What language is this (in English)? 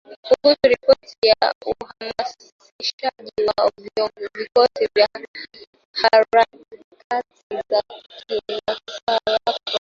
Swahili